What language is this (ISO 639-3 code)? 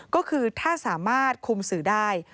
tha